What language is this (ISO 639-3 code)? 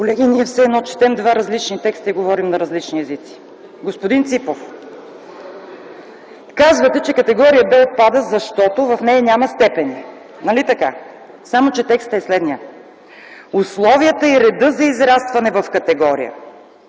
bul